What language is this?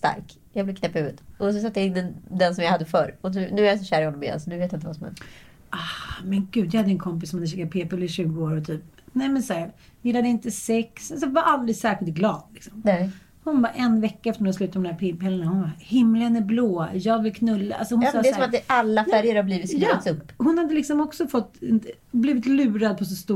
Swedish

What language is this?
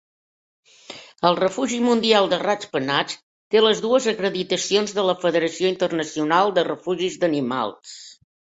Catalan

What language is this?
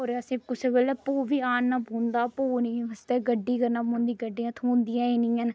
Dogri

